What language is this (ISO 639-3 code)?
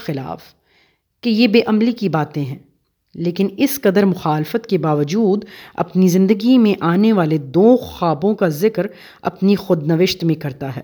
urd